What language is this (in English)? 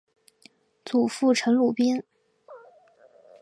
Chinese